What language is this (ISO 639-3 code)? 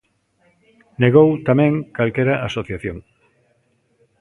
glg